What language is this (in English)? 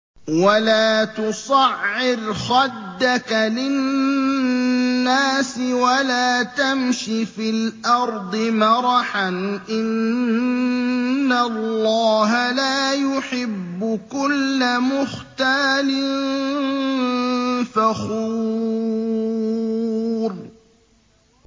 Arabic